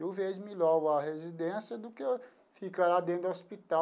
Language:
Portuguese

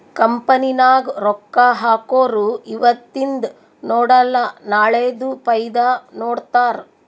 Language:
Kannada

